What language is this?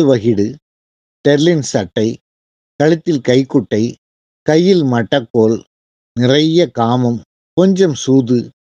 Tamil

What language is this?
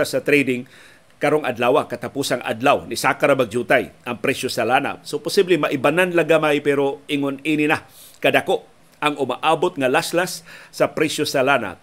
Filipino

